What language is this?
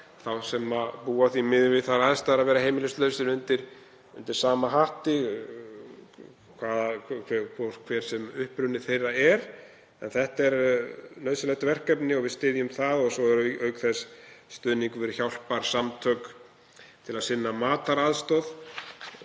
Icelandic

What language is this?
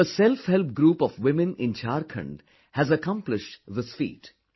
English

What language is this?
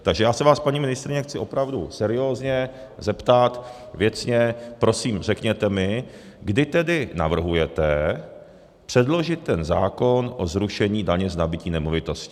Czech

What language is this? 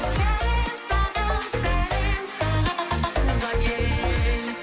Kazakh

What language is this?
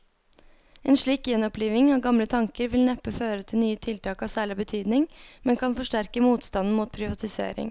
Norwegian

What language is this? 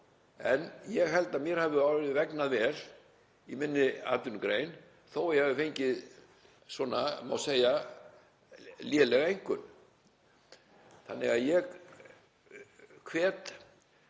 Icelandic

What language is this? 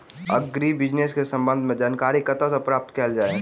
Maithili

